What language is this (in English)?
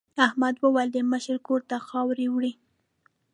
Pashto